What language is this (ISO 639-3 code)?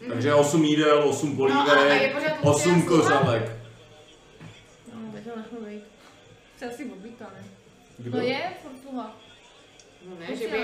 ces